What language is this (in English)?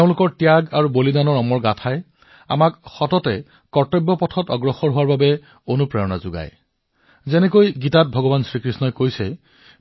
Assamese